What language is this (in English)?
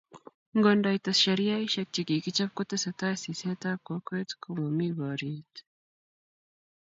Kalenjin